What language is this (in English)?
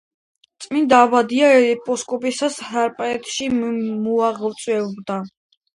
Georgian